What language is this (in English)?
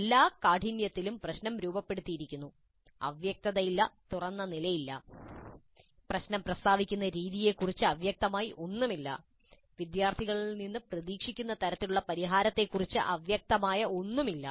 Malayalam